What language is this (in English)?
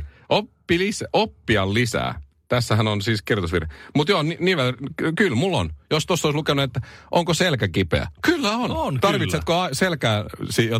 Finnish